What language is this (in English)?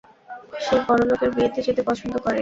Bangla